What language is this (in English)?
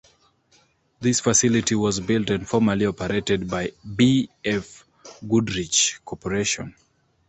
English